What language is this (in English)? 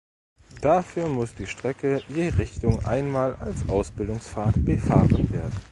German